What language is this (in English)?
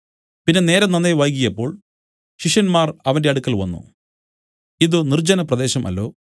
Malayalam